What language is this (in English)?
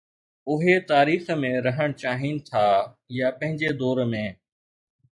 Sindhi